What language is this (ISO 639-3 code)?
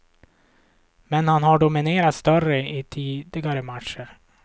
swe